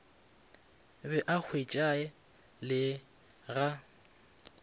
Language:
Northern Sotho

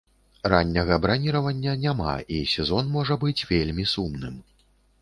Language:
Belarusian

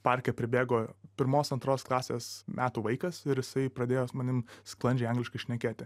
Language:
Lithuanian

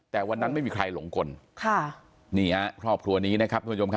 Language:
Thai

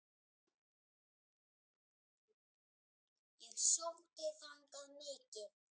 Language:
Icelandic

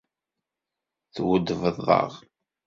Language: Kabyle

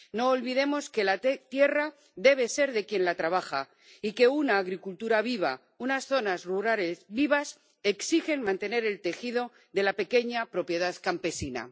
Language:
Spanish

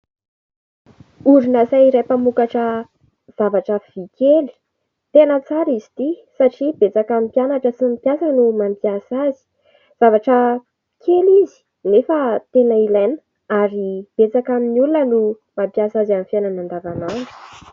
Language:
Malagasy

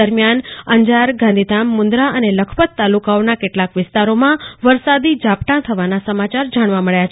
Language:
Gujarati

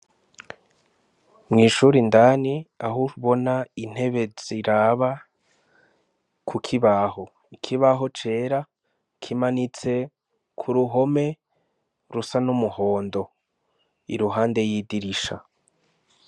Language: Rundi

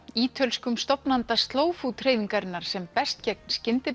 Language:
Icelandic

